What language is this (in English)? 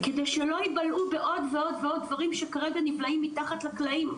Hebrew